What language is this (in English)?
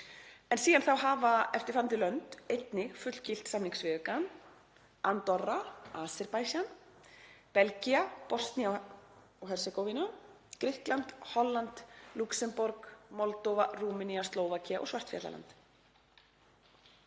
Icelandic